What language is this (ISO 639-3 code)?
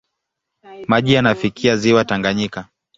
swa